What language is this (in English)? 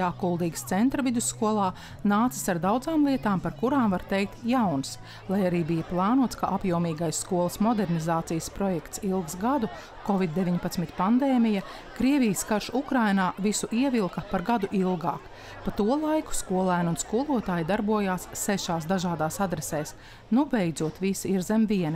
Latvian